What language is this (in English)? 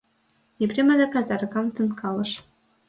Mari